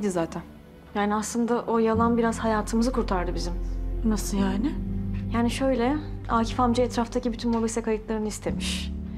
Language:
Turkish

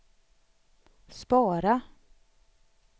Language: Swedish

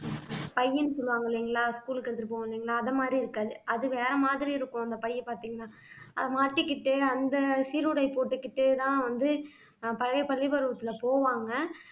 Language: Tamil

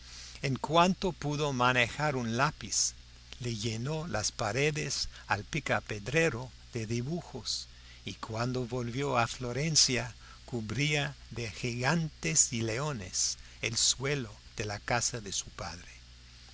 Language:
Spanish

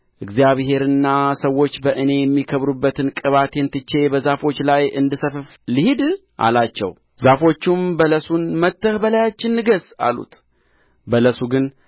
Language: Amharic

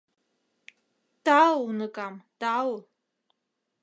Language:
Mari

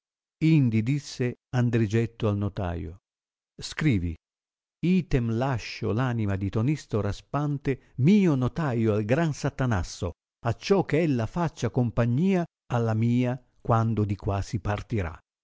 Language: Italian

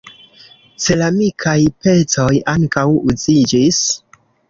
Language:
Esperanto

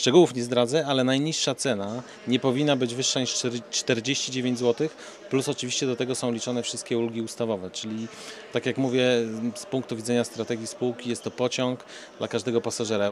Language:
Polish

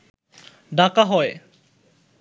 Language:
Bangla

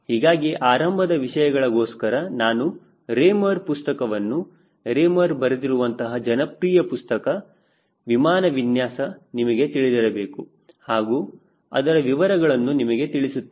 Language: Kannada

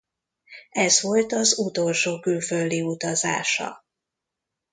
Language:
Hungarian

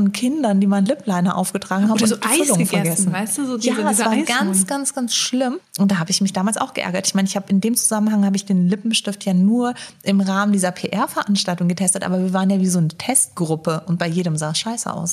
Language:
German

